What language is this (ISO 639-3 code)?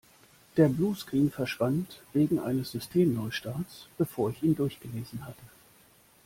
deu